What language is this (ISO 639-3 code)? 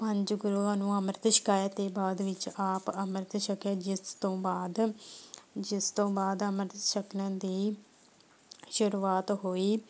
pan